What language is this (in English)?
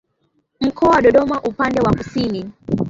Swahili